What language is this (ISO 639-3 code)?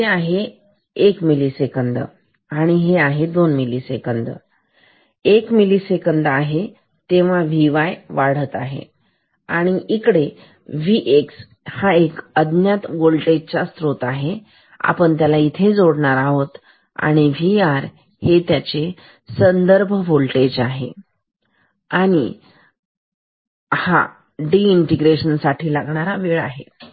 mar